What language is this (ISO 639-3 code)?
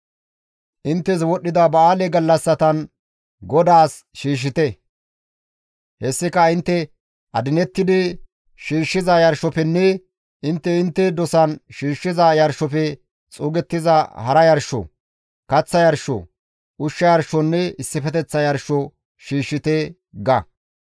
gmv